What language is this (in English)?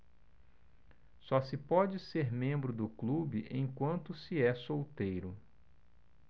Portuguese